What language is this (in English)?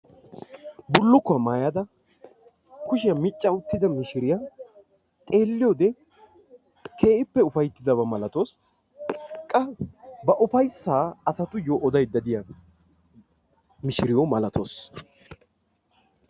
Wolaytta